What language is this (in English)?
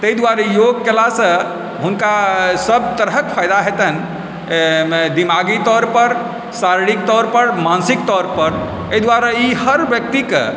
Maithili